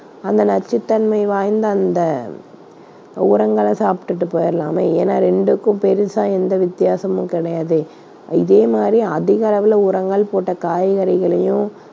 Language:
Tamil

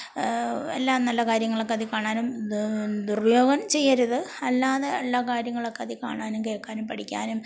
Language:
Malayalam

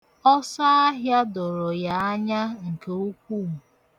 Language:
Igbo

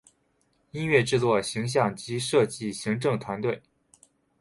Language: Chinese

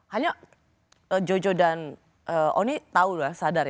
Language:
Indonesian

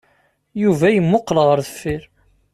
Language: Kabyle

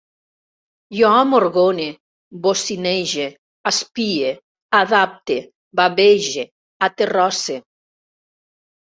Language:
Catalan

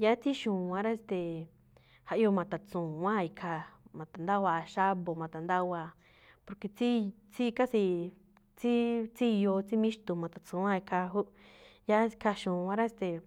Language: Malinaltepec Me'phaa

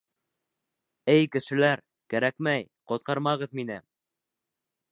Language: Bashkir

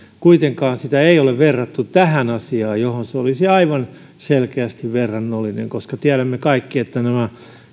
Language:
Finnish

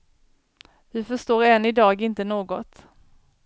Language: Swedish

